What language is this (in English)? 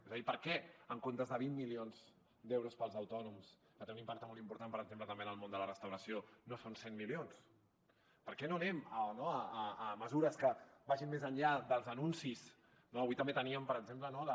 Catalan